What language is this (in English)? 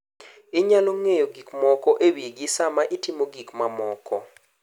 Luo (Kenya and Tanzania)